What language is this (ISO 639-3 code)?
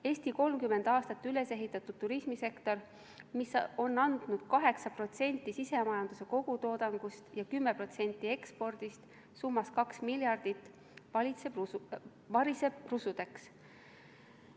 est